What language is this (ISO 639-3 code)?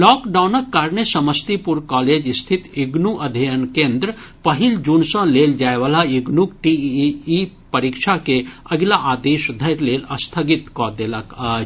mai